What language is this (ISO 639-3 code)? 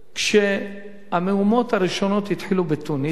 heb